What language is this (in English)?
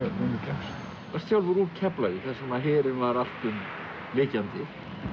Icelandic